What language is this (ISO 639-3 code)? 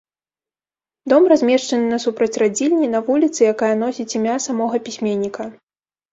bel